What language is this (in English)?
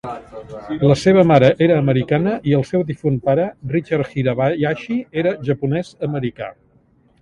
Catalan